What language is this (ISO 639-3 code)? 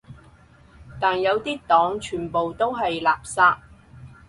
yue